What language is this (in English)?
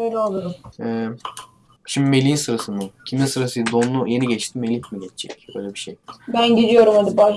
Turkish